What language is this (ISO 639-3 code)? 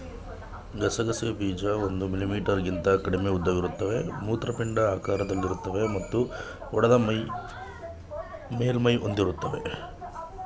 kan